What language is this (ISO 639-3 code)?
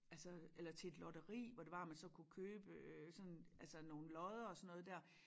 dan